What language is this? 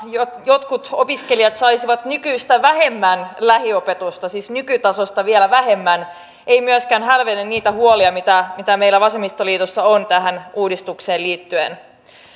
Finnish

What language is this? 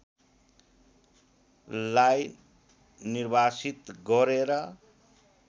Nepali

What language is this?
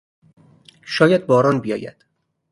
Persian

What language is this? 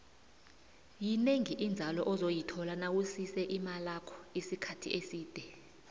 South Ndebele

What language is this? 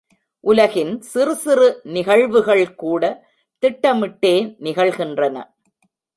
Tamil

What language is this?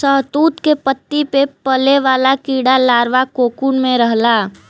Bhojpuri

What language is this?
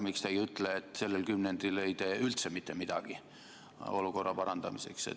Estonian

